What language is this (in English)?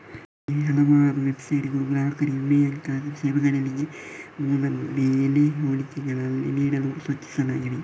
Kannada